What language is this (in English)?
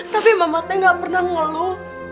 Indonesian